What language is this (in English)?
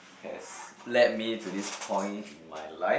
English